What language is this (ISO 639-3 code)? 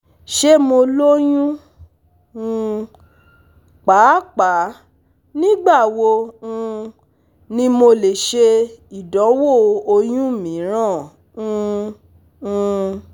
yor